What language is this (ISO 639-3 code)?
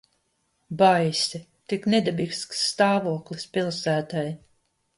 lav